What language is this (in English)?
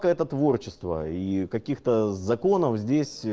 Russian